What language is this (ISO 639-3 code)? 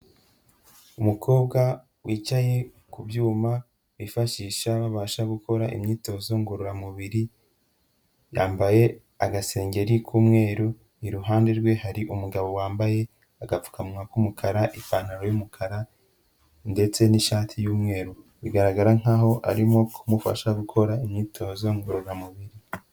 kin